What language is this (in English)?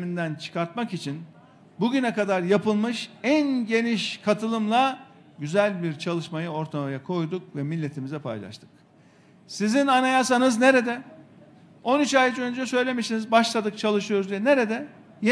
Turkish